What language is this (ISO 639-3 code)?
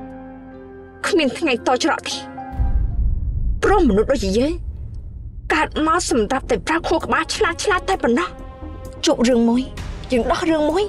tha